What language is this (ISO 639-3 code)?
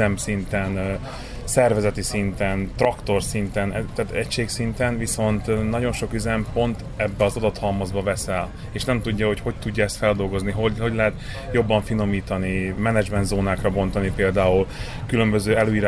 hun